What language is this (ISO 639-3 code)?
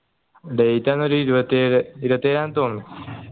mal